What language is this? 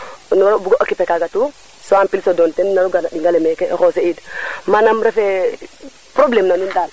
Serer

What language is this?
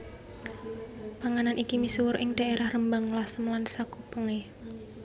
Javanese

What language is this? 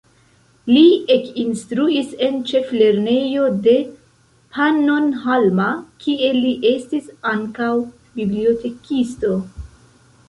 Esperanto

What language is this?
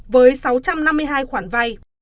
Vietnamese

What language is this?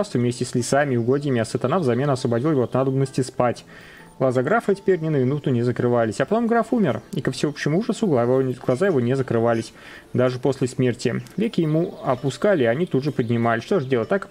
Russian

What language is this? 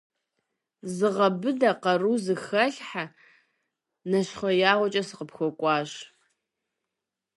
Kabardian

